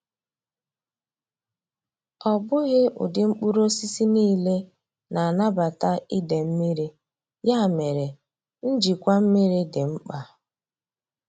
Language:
Igbo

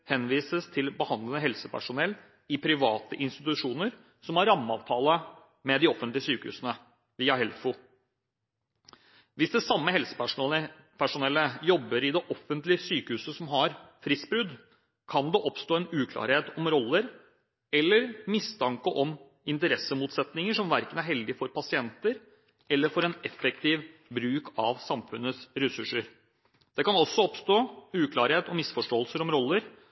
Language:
Norwegian Bokmål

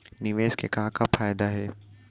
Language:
Chhattisgarhi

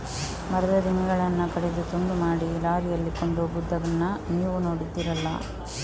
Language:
Kannada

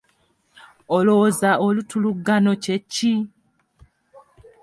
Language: Ganda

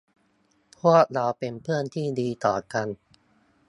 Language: Thai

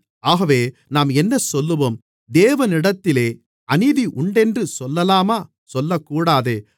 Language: Tamil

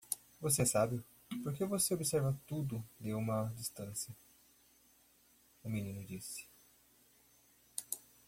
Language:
Portuguese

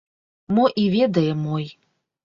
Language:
Belarusian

